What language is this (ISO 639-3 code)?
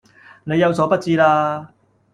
yue